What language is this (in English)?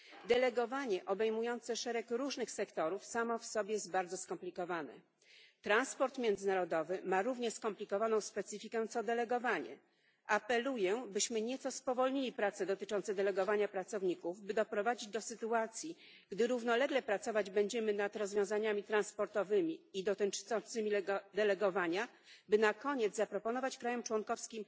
Polish